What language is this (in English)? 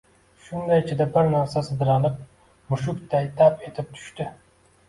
Uzbek